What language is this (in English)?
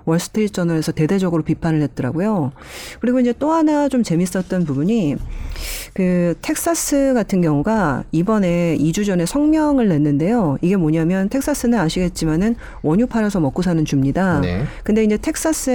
Korean